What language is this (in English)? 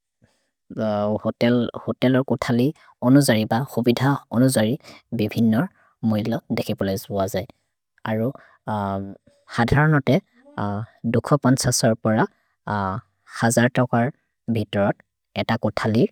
Maria (India)